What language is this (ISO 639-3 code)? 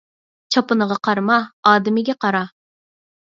uig